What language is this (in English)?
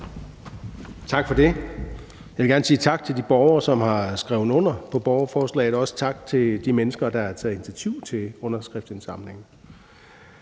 Danish